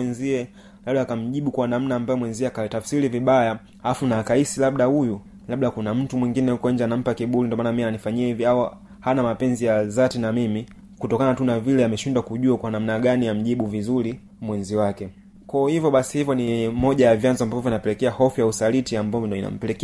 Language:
Swahili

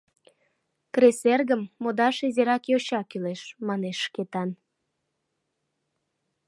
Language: Mari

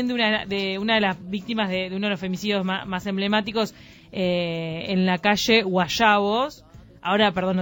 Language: Spanish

